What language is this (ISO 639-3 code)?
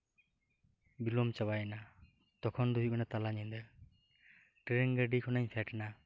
sat